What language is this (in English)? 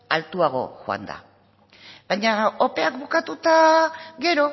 Basque